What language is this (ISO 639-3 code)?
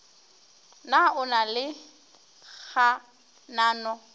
nso